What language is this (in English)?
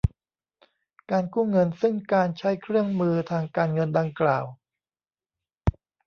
Thai